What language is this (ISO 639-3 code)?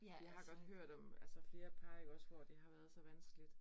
dan